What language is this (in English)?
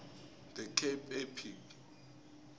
South Ndebele